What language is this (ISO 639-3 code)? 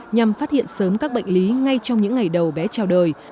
vie